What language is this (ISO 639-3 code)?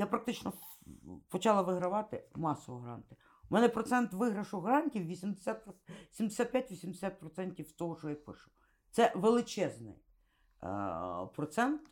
ukr